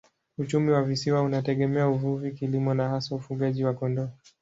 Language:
Swahili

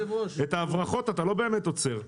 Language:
Hebrew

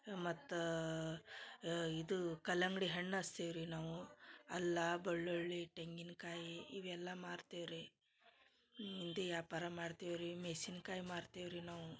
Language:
Kannada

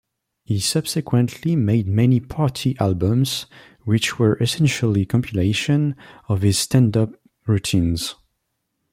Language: English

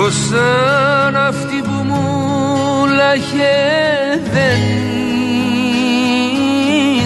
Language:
Greek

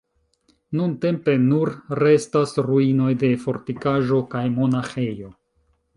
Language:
Esperanto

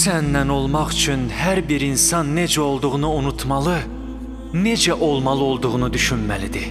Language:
Turkish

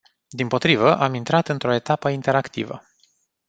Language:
Romanian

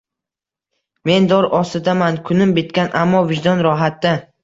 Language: Uzbek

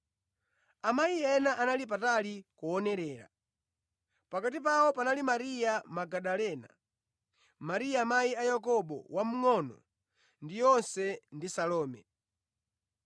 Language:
Nyanja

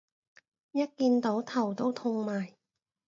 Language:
Cantonese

